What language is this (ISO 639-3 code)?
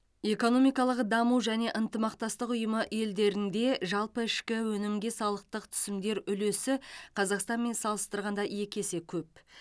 kaz